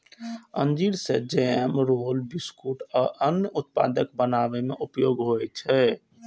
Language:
Maithili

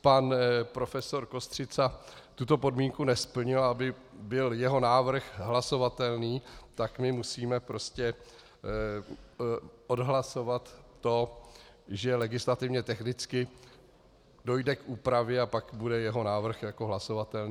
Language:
Czech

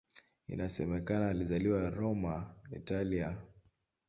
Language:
Swahili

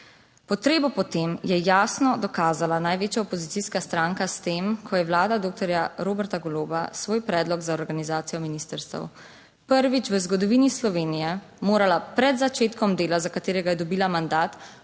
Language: Slovenian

